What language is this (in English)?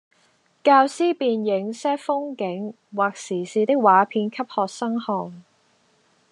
Cantonese